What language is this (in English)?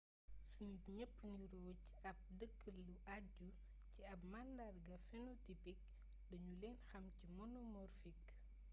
Wolof